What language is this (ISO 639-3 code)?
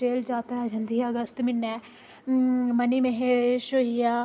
doi